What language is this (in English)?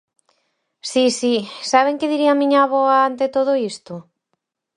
Galician